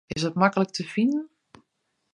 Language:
Western Frisian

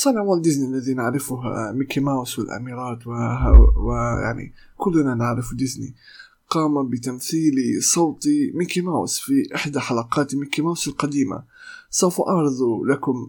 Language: Arabic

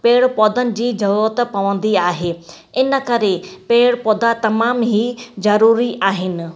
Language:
Sindhi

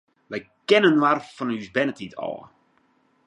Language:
Western Frisian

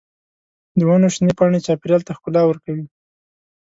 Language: Pashto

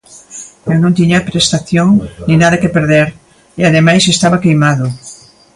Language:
Galician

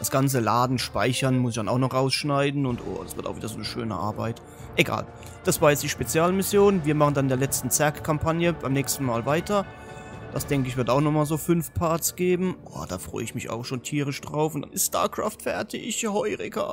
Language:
German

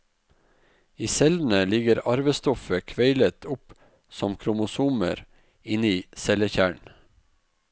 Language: Norwegian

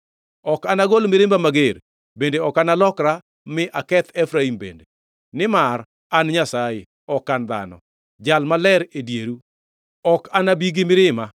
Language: Luo (Kenya and Tanzania)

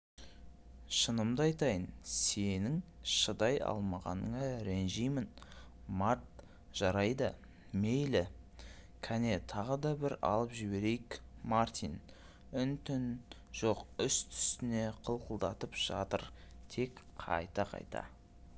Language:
Kazakh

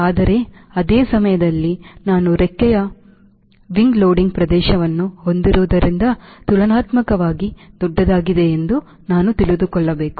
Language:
Kannada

